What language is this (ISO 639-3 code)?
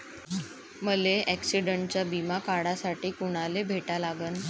mar